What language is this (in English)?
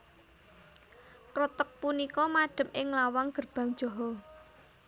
Javanese